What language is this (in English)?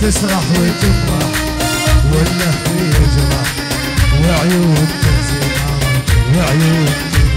Arabic